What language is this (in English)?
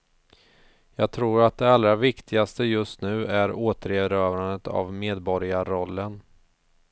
Swedish